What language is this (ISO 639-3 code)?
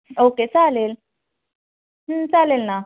mar